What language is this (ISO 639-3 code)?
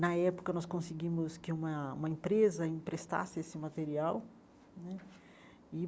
por